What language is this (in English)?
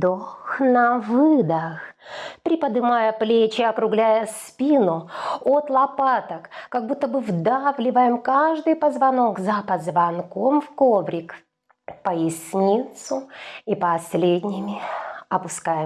Russian